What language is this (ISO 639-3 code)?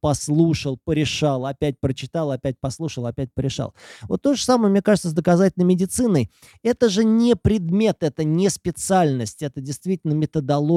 rus